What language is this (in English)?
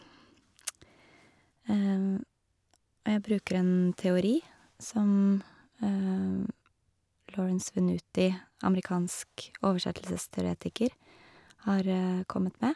Norwegian